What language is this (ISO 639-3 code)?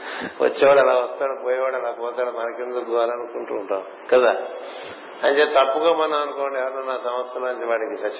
tel